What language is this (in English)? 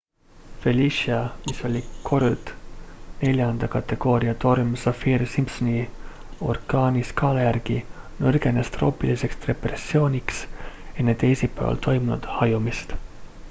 Estonian